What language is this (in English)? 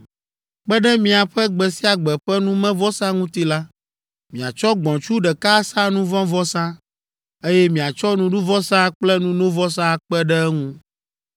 Ewe